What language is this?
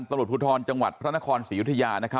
Thai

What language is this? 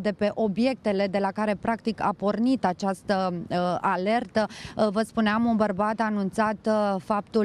Romanian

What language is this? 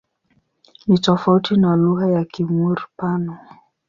Swahili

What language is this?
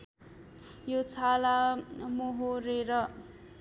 Nepali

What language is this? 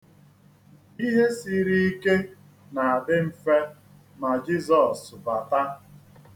Igbo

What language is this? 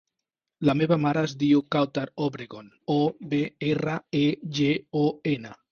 Catalan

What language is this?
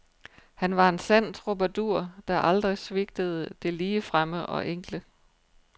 Danish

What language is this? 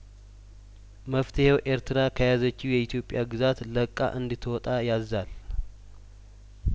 Amharic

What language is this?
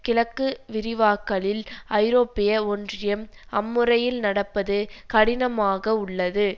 Tamil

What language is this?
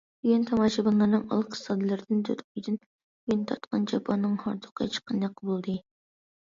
Uyghur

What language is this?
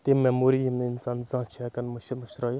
Kashmiri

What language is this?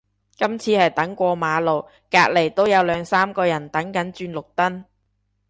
Cantonese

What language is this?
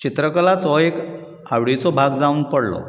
Konkani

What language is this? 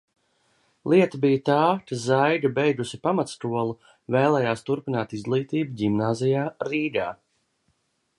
Latvian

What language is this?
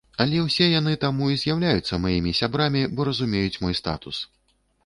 Belarusian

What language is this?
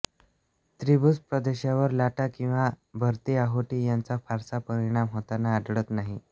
Marathi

